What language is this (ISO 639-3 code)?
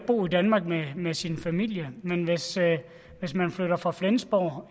dan